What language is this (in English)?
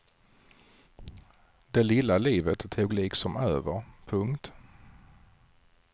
Swedish